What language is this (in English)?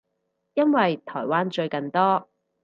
Cantonese